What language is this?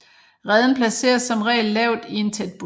Danish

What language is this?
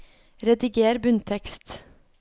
Norwegian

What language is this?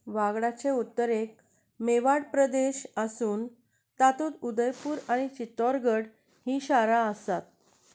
Konkani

